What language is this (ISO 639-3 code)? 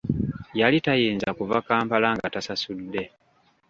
lug